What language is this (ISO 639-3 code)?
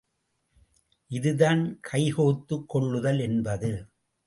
tam